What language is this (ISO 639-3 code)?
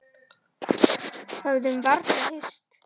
isl